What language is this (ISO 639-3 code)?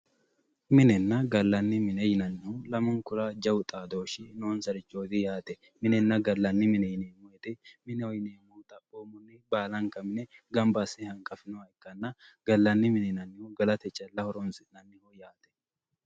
sid